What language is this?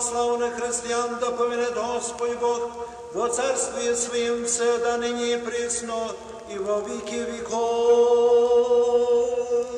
Romanian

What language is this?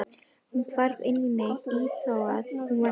Icelandic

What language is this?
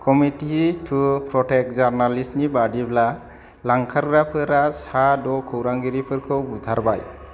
Bodo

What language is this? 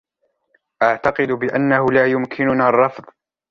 Arabic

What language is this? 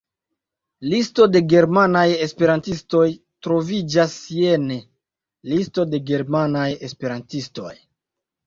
Esperanto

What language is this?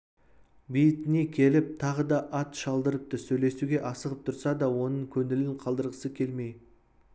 Kazakh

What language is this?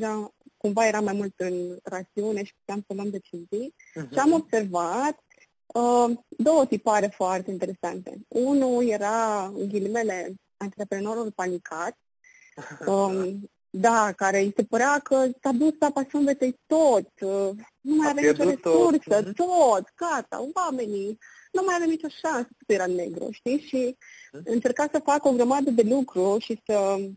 Romanian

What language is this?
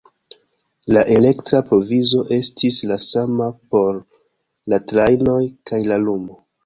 Esperanto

